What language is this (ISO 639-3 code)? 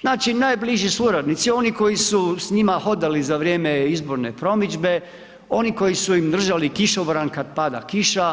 hrv